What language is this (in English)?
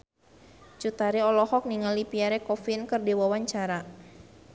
Sundanese